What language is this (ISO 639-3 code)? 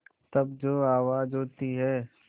hin